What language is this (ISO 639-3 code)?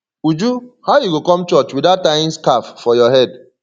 pcm